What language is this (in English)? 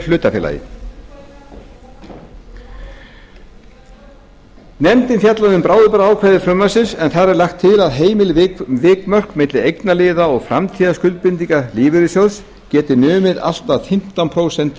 Icelandic